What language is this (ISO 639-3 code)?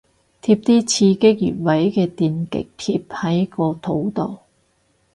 yue